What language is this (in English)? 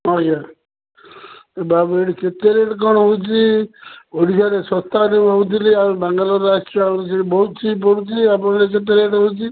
Odia